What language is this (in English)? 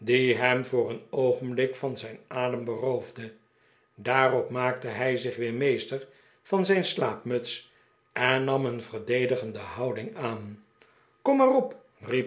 Dutch